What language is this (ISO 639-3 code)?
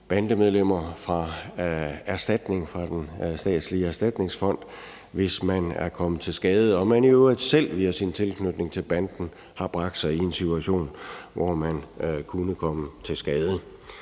dan